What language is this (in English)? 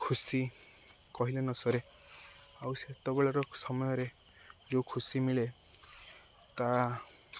Odia